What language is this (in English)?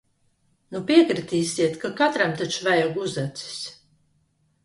Latvian